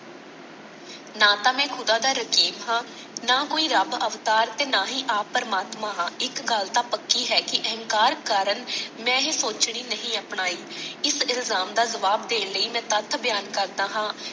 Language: Punjabi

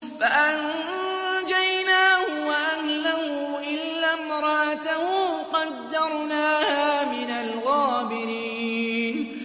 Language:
Arabic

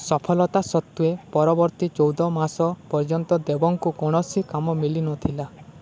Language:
Odia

